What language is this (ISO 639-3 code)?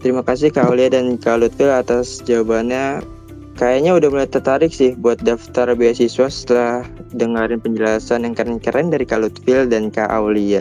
ind